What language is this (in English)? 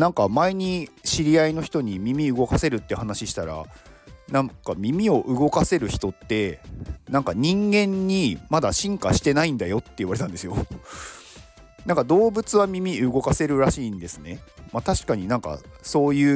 Japanese